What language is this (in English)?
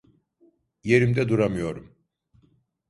Turkish